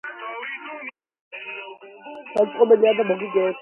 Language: Georgian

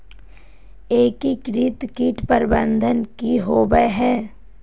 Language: Magahi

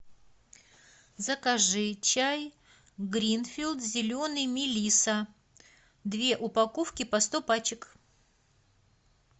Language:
Russian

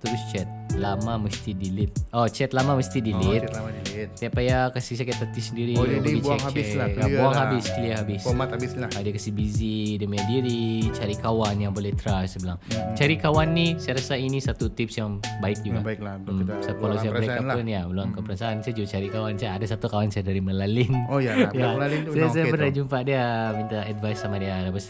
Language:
Malay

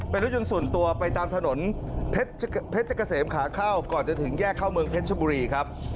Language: Thai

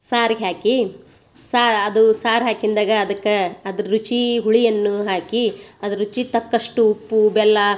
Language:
Kannada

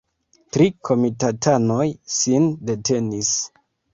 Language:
Esperanto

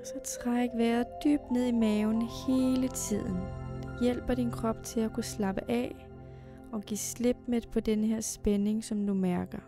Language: Danish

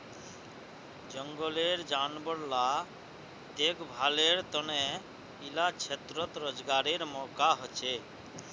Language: Magahi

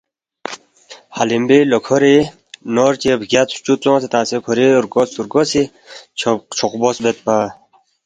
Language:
Balti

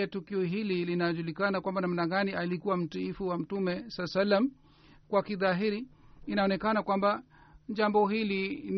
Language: Swahili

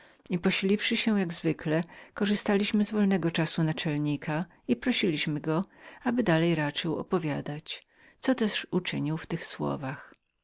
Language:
Polish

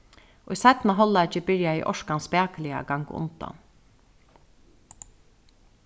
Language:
Faroese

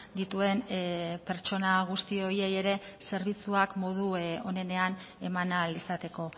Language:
Basque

